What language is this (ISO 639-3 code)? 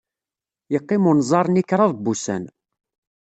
kab